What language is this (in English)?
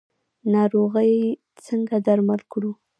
Pashto